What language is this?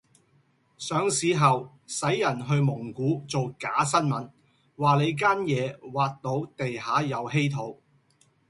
Cantonese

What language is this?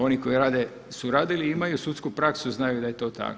Croatian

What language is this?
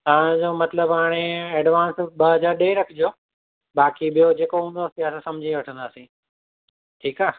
Sindhi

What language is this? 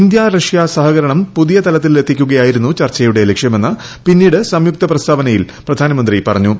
Malayalam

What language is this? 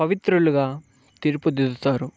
Telugu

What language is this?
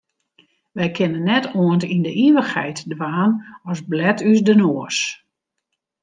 Western Frisian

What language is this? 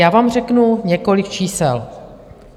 Czech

